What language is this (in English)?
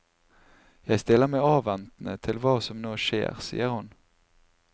Norwegian